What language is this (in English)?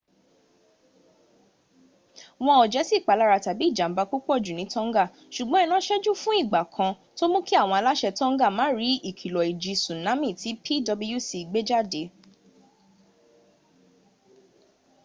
Yoruba